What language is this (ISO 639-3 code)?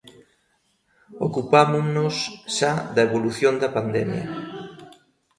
glg